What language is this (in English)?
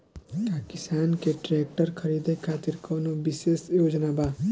Bhojpuri